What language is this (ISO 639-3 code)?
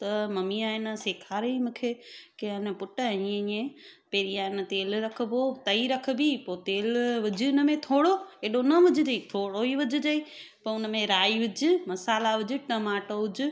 snd